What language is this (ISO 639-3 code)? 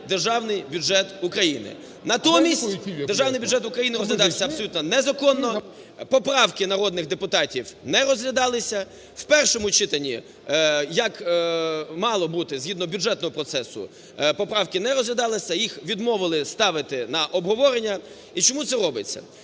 ukr